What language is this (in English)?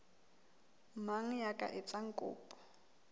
Southern Sotho